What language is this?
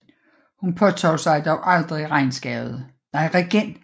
Danish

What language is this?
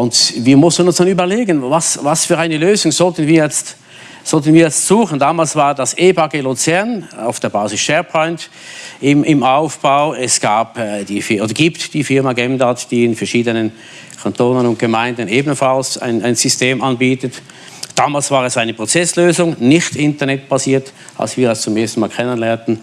German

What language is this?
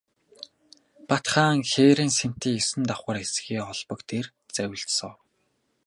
Mongolian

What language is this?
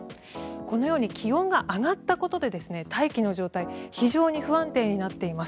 Japanese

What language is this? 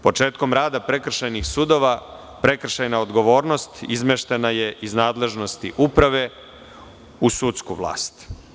Serbian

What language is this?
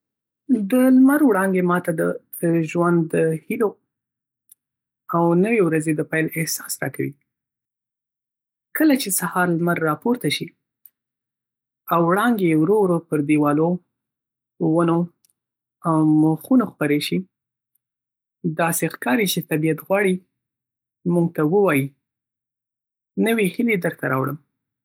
Pashto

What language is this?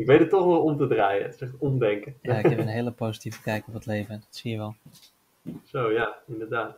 Dutch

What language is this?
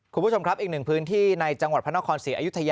Thai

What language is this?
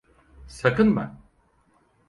Turkish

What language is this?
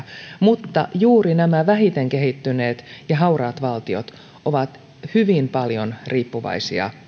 Finnish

